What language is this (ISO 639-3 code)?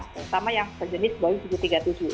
ind